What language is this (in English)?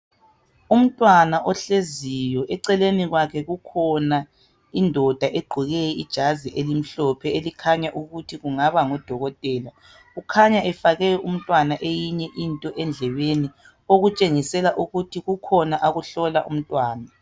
North Ndebele